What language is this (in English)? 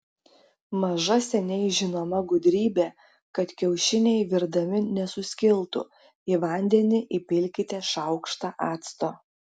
Lithuanian